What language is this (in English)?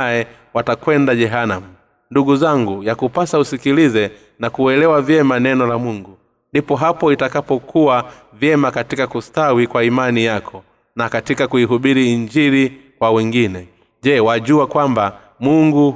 Swahili